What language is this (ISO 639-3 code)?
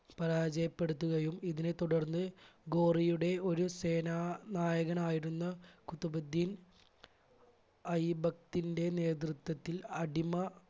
mal